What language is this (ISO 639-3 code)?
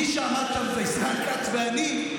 heb